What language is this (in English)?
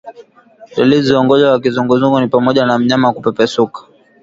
Swahili